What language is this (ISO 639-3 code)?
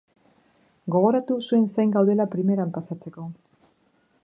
eus